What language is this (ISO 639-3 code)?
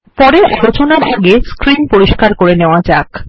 ben